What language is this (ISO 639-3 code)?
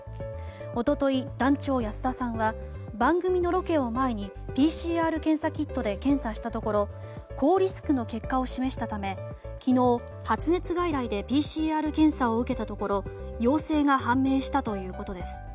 jpn